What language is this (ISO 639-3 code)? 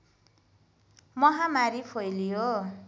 nep